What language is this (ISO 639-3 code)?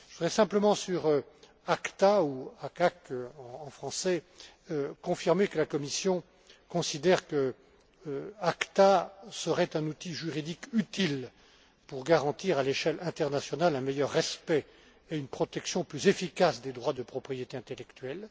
fra